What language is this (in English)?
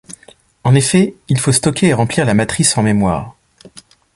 French